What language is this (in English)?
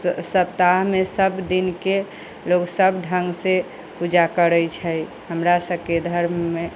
Maithili